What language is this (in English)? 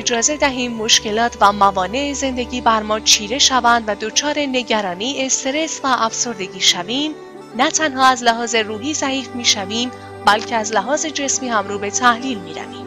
Persian